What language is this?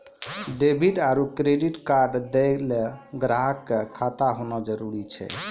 Maithili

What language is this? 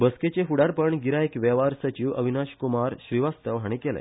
Konkani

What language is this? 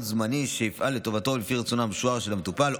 Hebrew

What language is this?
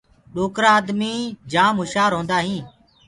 Gurgula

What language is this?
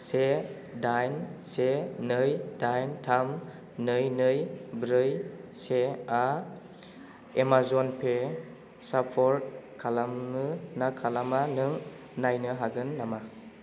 Bodo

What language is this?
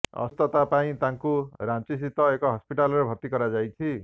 Odia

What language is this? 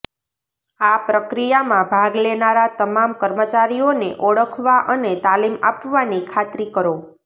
Gujarati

